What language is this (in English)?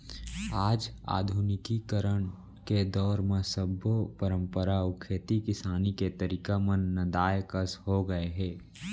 Chhattisgarhi